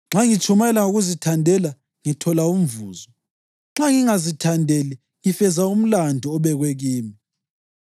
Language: North Ndebele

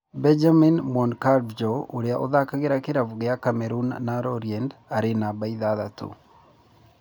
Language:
Kikuyu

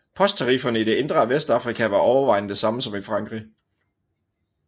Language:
Danish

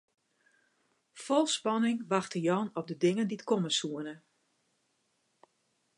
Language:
Western Frisian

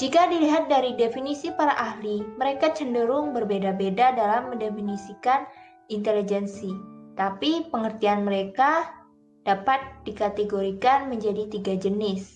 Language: Indonesian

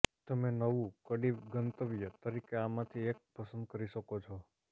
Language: Gujarati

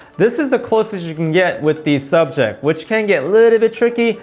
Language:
English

